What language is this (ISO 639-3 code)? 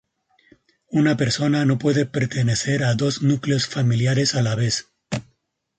spa